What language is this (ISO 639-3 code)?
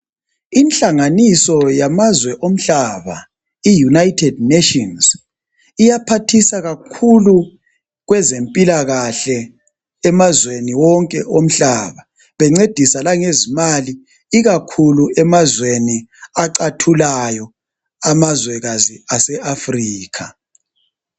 nde